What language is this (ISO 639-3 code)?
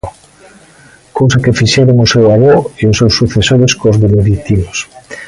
glg